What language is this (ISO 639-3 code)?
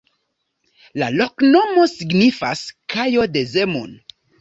epo